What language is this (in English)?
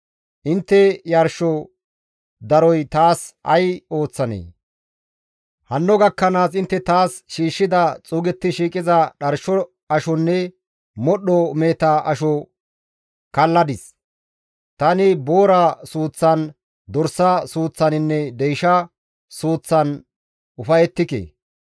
Gamo